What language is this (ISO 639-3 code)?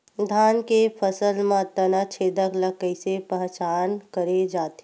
hne